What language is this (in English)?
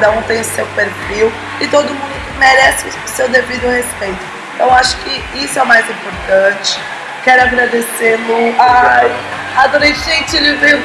Portuguese